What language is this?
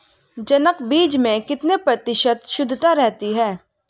Hindi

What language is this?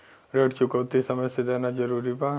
Bhojpuri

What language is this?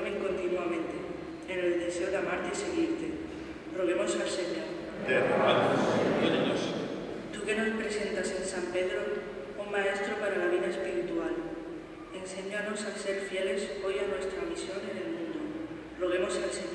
Spanish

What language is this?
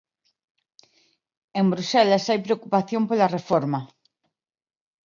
Galician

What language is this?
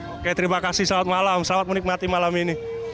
Indonesian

